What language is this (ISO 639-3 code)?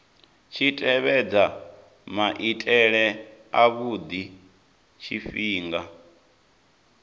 ven